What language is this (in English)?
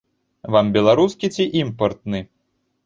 Belarusian